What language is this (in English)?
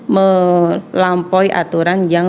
Indonesian